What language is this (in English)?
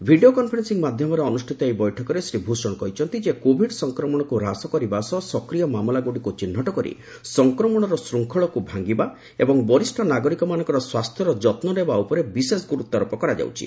Odia